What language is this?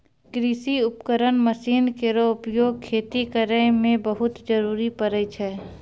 Maithili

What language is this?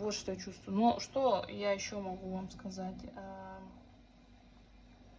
Russian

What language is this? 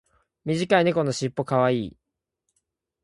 Japanese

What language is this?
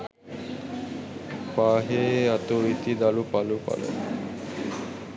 Sinhala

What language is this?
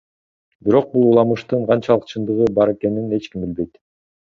Kyrgyz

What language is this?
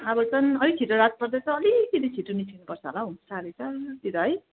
Nepali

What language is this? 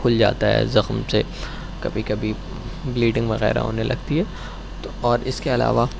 Urdu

